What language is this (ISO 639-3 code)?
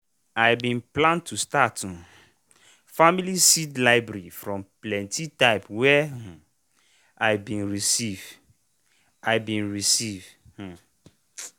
pcm